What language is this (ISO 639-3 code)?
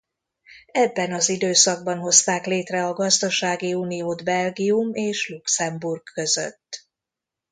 hun